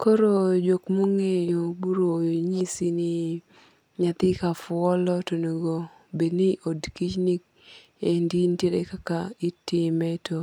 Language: Luo (Kenya and Tanzania)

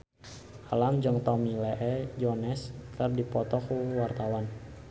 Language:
Sundanese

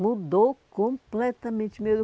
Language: Portuguese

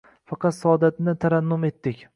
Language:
Uzbek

